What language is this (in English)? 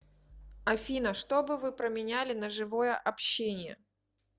Russian